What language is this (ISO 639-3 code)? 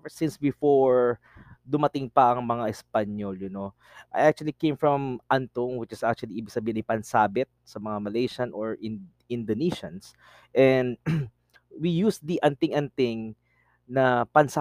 fil